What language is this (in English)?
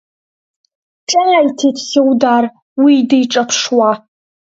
Abkhazian